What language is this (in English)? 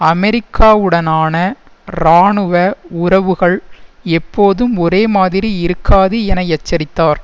Tamil